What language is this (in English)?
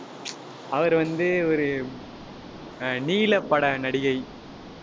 Tamil